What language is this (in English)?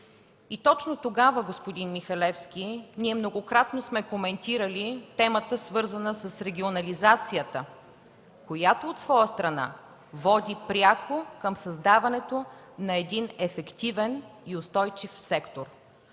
Bulgarian